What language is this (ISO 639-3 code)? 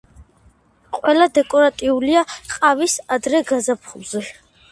kat